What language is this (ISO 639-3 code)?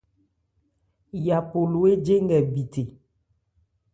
ebr